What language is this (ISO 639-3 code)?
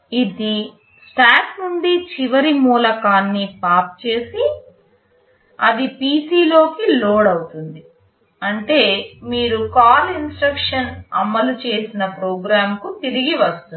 tel